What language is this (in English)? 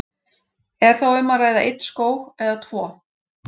Icelandic